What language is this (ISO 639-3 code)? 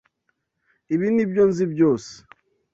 kin